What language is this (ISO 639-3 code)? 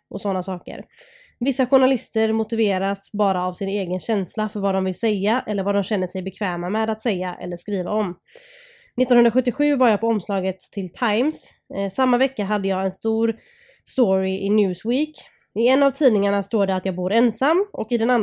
swe